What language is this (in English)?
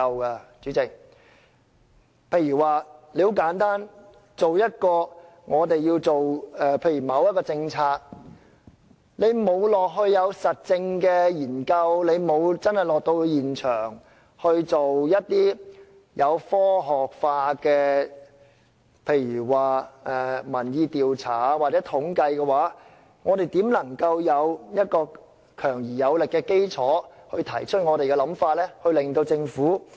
Cantonese